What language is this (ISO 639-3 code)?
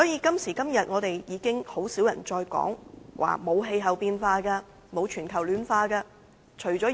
yue